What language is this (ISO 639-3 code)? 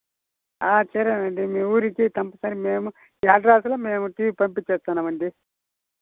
tel